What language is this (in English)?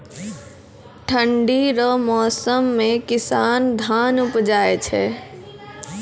Maithili